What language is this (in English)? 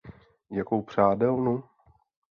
Czech